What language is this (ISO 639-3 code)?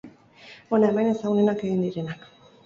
eus